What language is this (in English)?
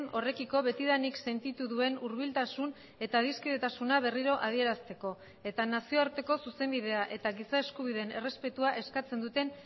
Basque